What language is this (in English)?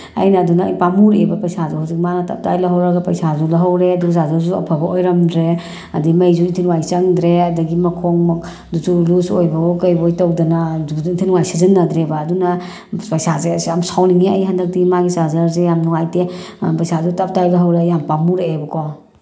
Manipuri